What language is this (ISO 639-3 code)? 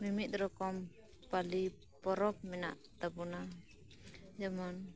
sat